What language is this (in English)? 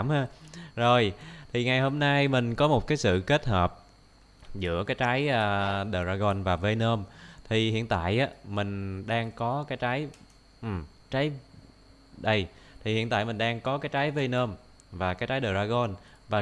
Vietnamese